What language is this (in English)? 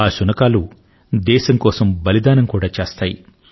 Telugu